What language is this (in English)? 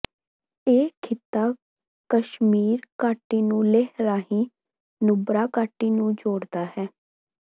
Punjabi